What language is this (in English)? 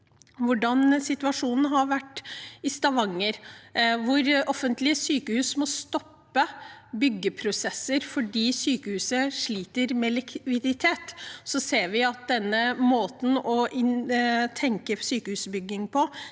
Norwegian